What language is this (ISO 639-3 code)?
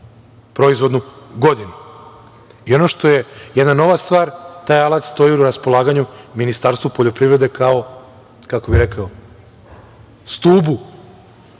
srp